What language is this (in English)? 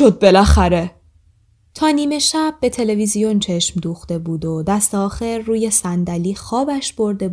Persian